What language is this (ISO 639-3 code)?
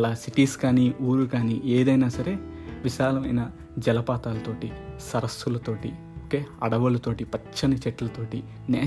tel